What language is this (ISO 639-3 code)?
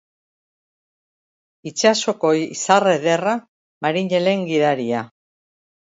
eus